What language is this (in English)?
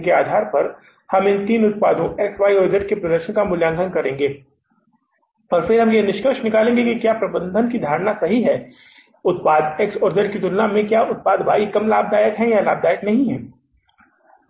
Hindi